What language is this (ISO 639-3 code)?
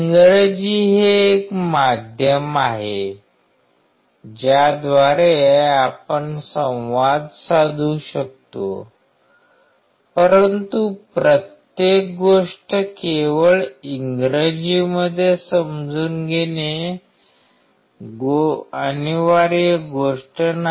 mar